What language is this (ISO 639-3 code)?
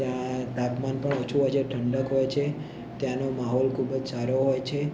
guj